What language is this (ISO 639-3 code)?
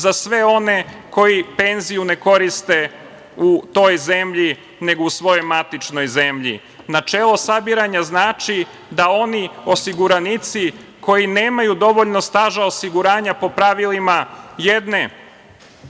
srp